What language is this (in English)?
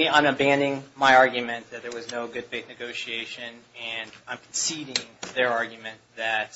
English